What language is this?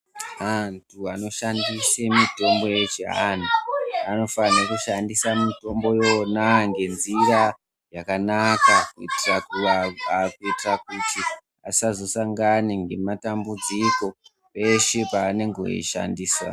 Ndau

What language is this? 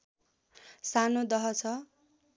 Nepali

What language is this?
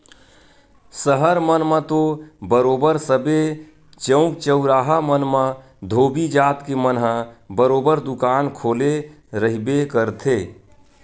Chhattisgarhi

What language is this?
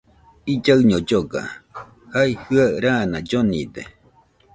Nüpode Huitoto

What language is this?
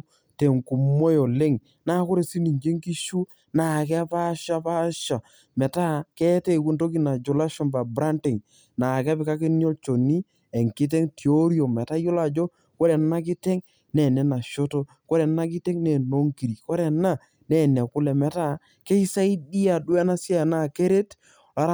Masai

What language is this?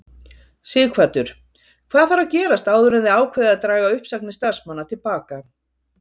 Icelandic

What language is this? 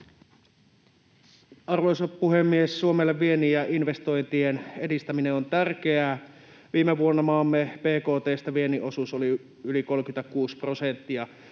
Finnish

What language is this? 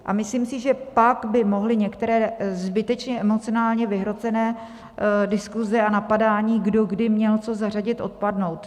Czech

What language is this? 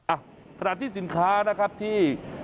Thai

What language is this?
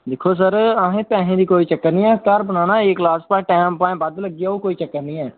Dogri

